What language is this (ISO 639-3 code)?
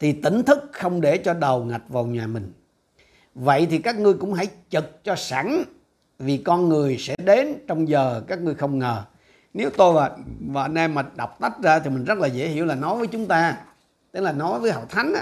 vie